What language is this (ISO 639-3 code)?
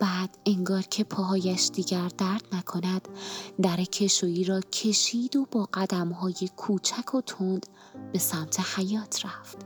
fas